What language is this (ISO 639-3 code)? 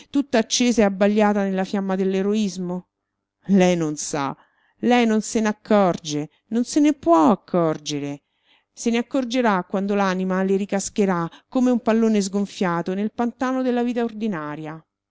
ita